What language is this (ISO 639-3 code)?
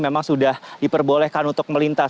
ind